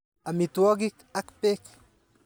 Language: Kalenjin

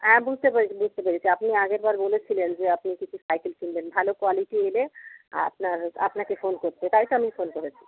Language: Bangla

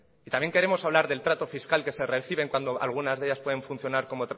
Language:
Spanish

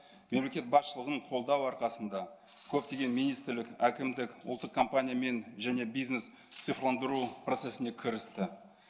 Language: Kazakh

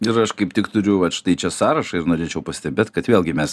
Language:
Lithuanian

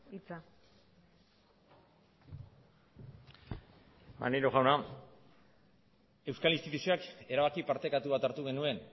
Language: Basque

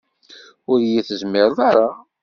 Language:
Kabyle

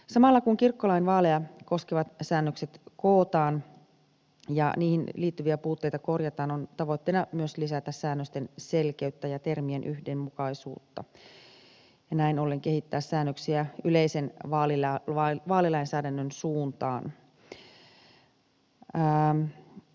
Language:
Finnish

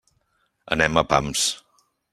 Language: Catalan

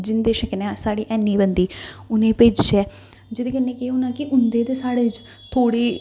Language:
Dogri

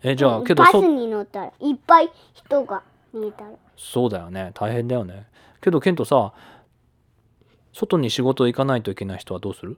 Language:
Japanese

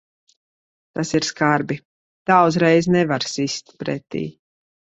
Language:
Latvian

